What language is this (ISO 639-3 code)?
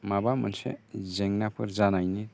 brx